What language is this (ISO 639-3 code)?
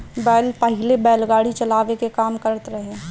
bho